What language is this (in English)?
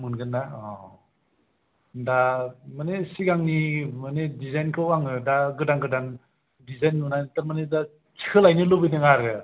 Bodo